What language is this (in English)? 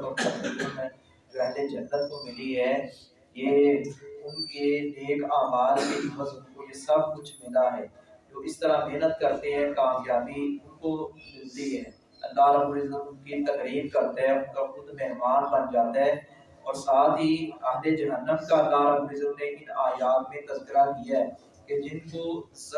Urdu